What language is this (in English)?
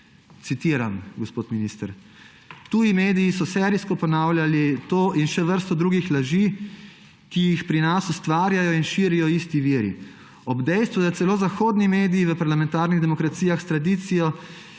Slovenian